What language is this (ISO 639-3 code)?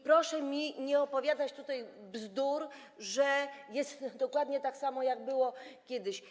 pol